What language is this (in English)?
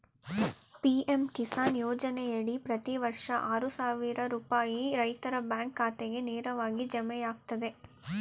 Kannada